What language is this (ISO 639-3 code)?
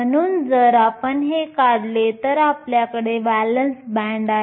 mar